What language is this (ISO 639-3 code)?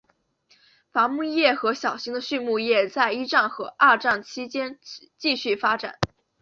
zho